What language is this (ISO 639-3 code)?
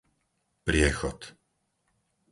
slk